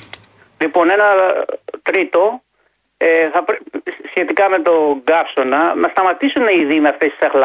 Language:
Greek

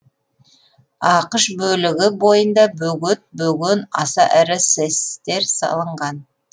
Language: Kazakh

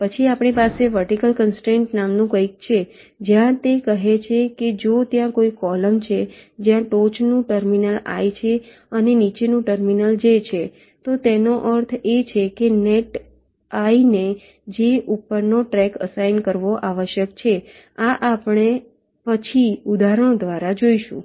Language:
Gujarati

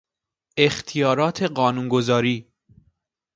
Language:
Persian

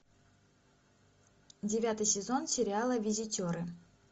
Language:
Russian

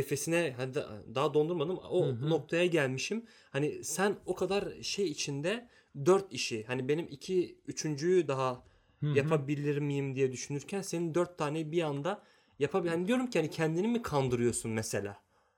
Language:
Turkish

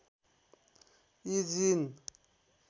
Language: Nepali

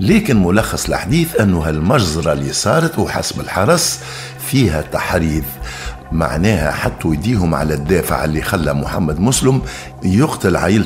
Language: Arabic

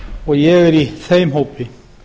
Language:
Icelandic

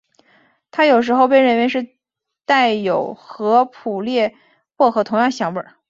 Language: Chinese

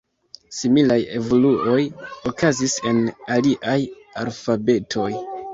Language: Esperanto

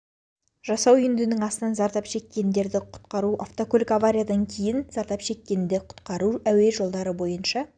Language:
Kazakh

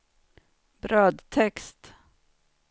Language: Swedish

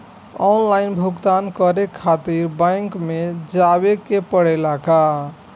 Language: Bhojpuri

